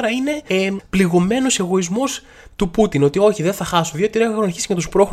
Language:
Greek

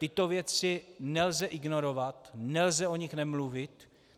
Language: Czech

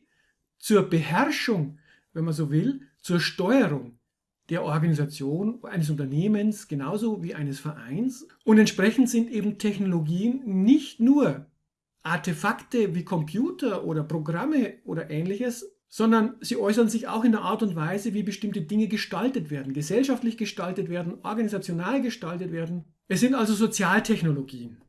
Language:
German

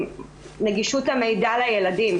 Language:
Hebrew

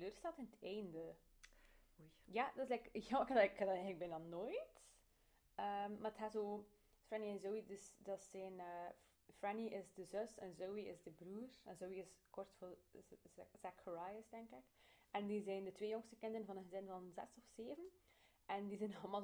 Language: Dutch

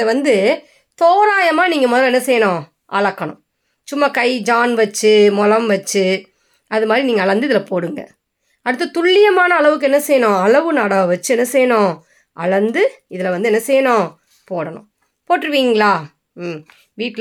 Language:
Tamil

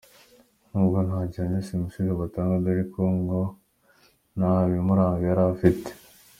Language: Kinyarwanda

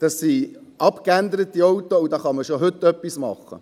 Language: Swiss German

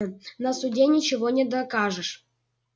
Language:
Russian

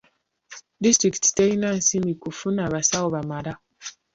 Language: Ganda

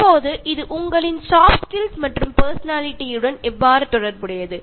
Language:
Tamil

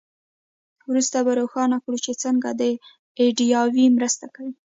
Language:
Pashto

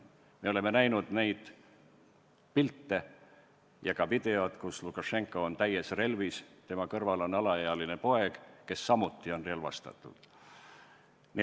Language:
Estonian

